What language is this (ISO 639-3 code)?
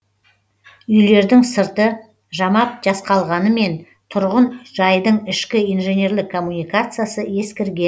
kaz